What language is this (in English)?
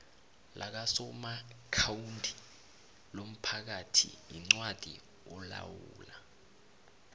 South Ndebele